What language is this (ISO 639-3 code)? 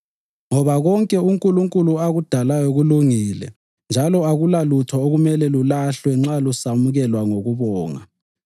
nde